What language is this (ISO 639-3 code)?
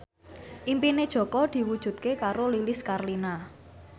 jav